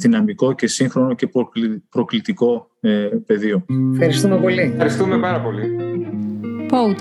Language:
Greek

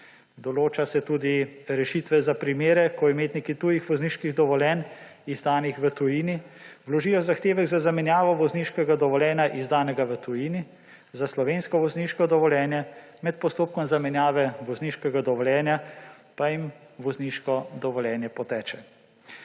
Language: Slovenian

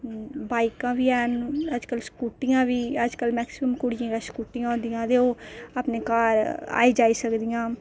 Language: Dogri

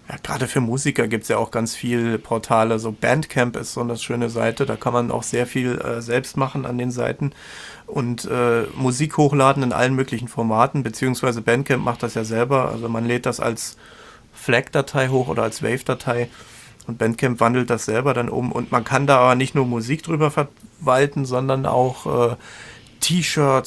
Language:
German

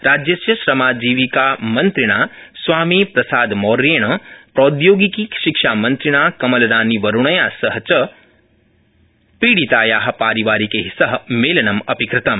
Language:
Sanskrit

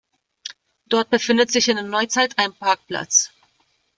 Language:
German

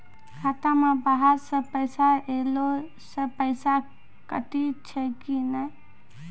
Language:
Maithili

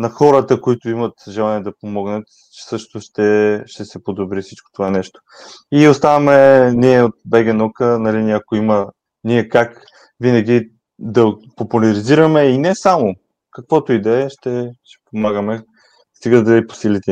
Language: Bulgarian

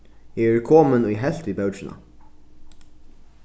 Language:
Faroese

